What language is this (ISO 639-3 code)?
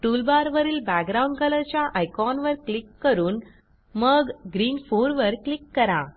mar